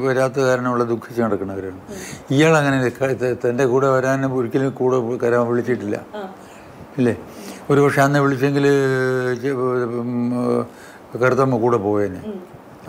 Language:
Arabic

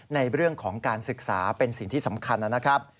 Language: Thai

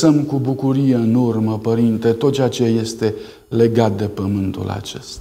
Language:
Romanian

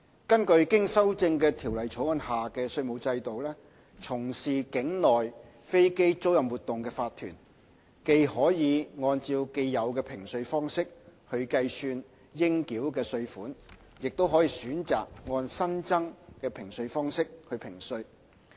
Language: Cantonese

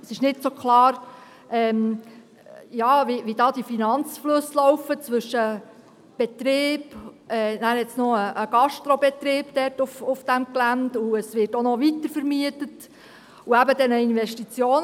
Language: Swiss German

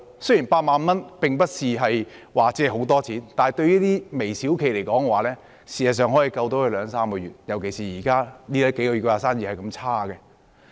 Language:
Cantonese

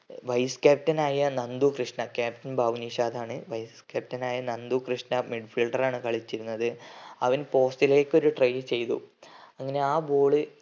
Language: Malayalam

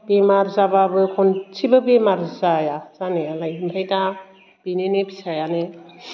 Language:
Bodo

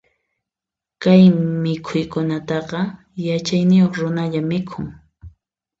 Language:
Puno Quechua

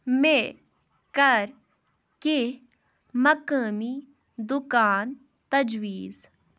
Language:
Kashmiri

